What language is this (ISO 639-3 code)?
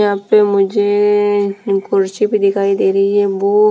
hin